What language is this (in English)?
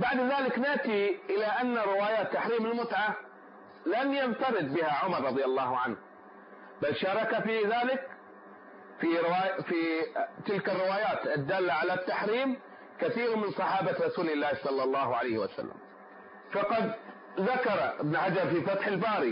Arabic